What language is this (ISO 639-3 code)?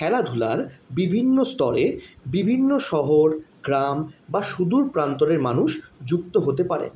ben